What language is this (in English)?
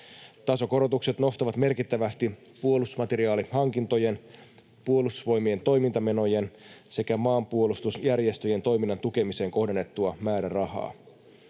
Finnish